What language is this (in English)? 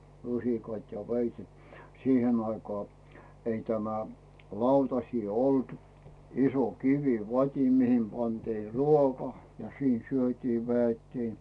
Finnish